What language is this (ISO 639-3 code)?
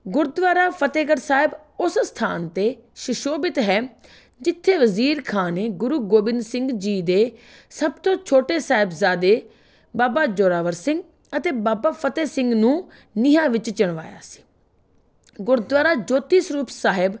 pan